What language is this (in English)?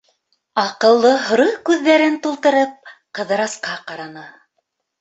Bashkir